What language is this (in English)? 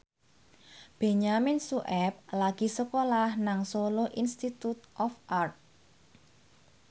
Javanese